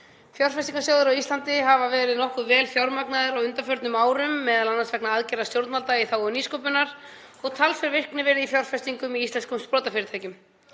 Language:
Icelandic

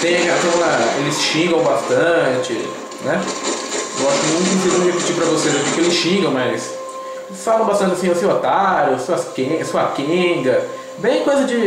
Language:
Portuguese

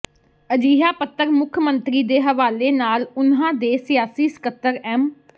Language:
Punjabi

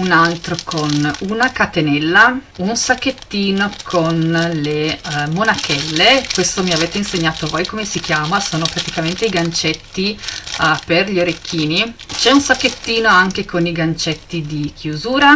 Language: Italian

